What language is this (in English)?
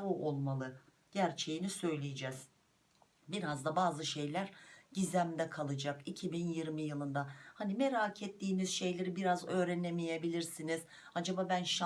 Turkish